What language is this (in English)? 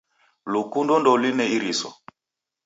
Taita